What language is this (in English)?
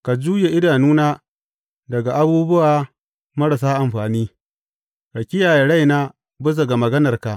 Hausa